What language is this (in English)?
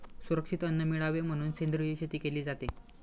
Marathi